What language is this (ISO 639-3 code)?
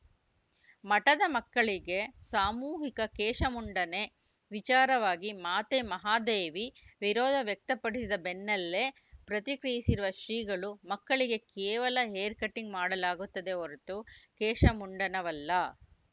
kan